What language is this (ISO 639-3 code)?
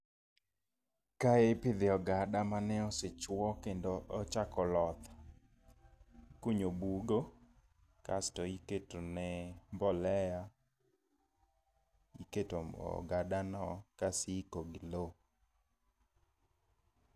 luo